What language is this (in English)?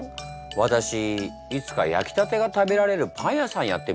Japanese